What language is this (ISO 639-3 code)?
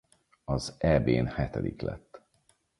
hun